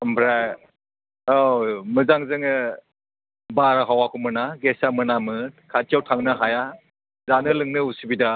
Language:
Bodo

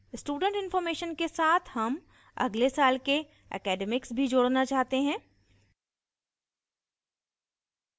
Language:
Hindi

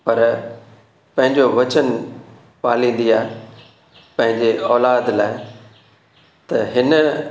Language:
Sindhi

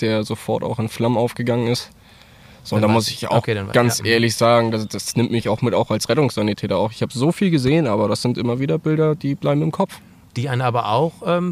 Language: German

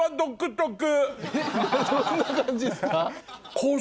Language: Japanese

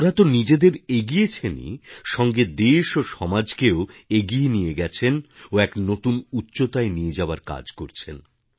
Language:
Bangla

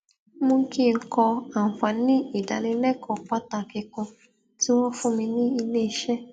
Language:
Yoruba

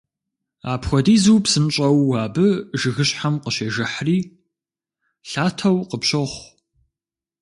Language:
Kabardian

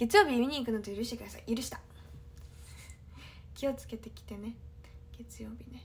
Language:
Japanese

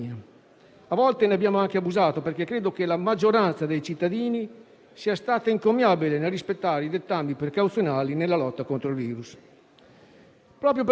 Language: Italian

